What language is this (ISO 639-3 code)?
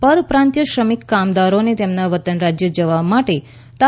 guj